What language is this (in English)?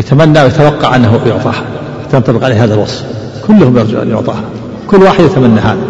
Arabic